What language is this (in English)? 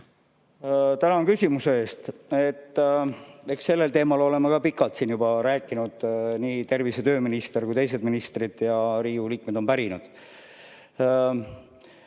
Estonian